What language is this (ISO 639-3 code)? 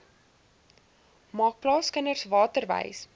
afr